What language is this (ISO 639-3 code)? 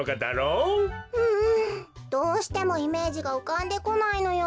jpn